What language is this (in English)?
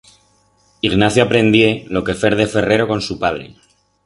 Aragonese